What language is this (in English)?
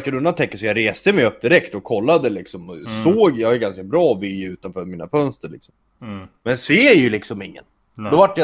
Swedish